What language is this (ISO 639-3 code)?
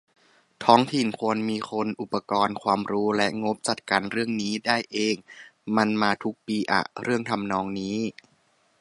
tha